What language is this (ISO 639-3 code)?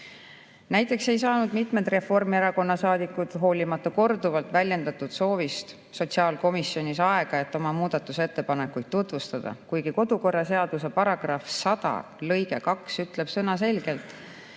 est